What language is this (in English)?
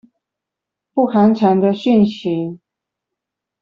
Chinese